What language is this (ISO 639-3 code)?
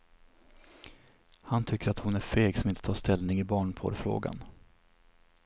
swe